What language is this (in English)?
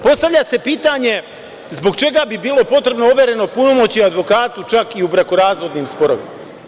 Serbian